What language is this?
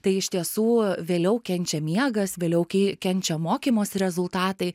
Lithuanian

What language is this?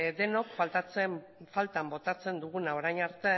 Basque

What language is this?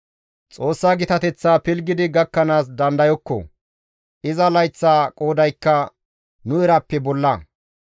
Gamo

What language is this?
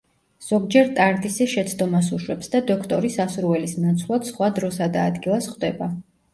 Georgian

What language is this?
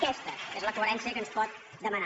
Catalan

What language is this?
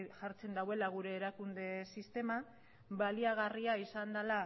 Basque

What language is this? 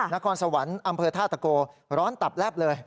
Thai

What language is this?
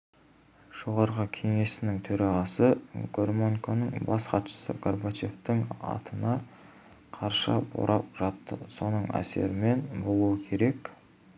Kazakh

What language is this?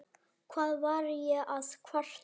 Icelandic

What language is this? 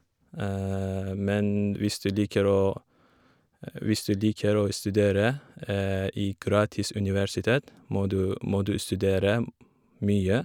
Norwegian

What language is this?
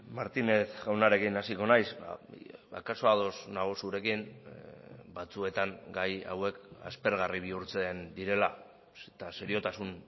Basque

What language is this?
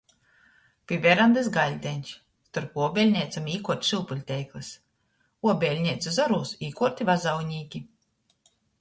Latgalian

